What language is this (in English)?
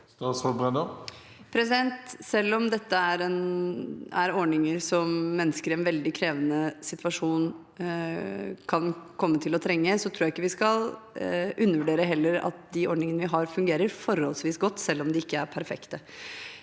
Norwegian